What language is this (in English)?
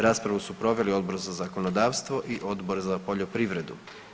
Croatian